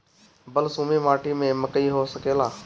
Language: Bhojpuri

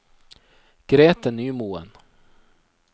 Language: Norwegian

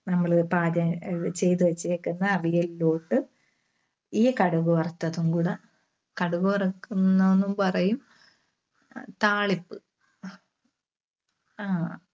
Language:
Malayalam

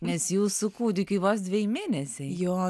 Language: Lithuanian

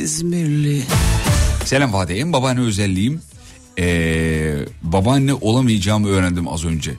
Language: Turkish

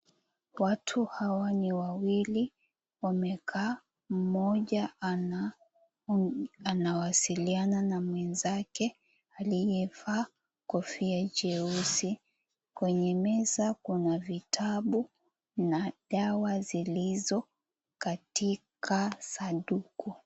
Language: Swahili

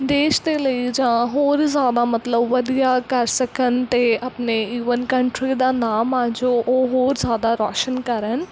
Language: Punjabi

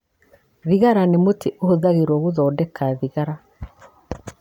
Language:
Kikuyu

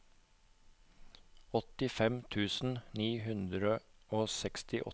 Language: Norwegian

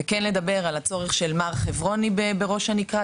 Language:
Hebrew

